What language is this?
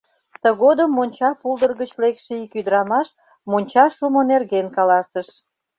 Mari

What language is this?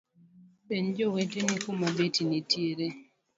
Luo (Kenya and Tanzania)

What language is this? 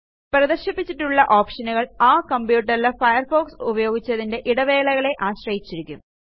Malayalam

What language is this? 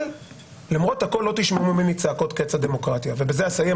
Hebrew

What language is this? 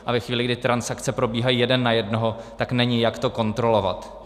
Czech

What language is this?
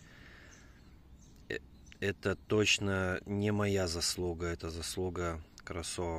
Russian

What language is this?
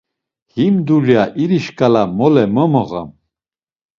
Laz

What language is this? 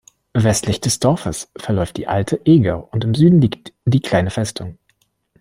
German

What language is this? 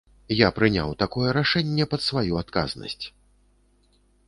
Belarusian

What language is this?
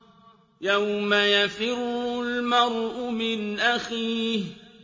Arabic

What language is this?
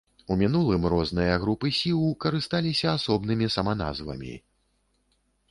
Belarusian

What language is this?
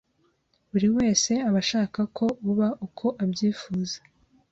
Kinyarwanda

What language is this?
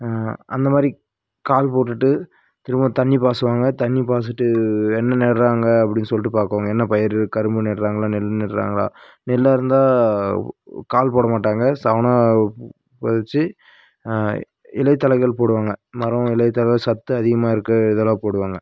Tamil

